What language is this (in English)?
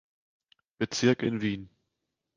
German